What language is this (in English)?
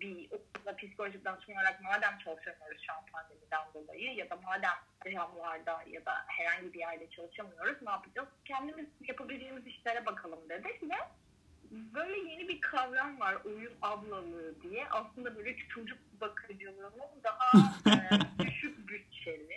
Turkish